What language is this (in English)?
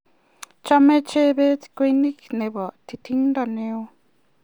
Kalenjin